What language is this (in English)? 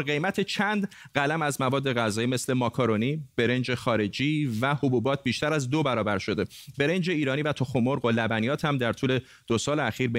Persian